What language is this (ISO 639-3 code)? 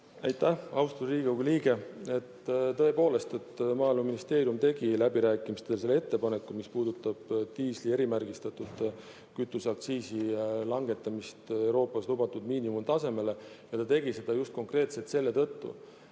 est